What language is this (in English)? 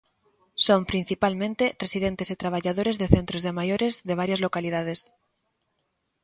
Galician